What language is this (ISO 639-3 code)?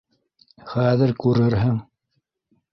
bak